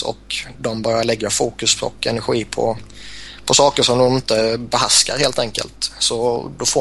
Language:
Swedish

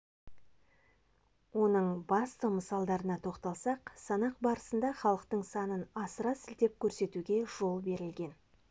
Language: Kazakh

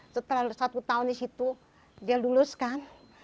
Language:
Indonesian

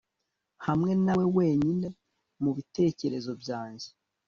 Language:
Kinyarwanda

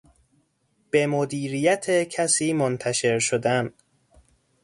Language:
Persian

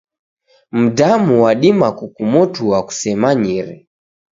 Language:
Taita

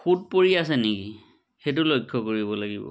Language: Assamese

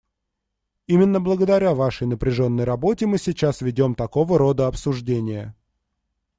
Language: Russian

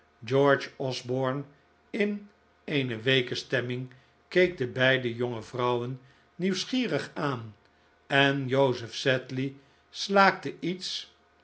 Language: Dutch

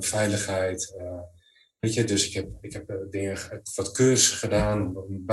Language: Dutch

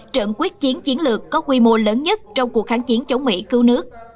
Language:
Vietnamese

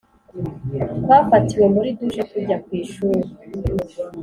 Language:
Kinyarwanda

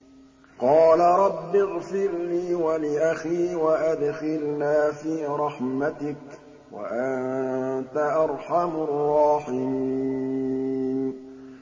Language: Arabic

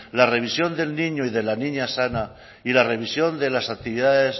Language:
Spanish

